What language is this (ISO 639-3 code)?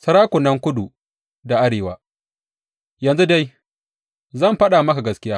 hau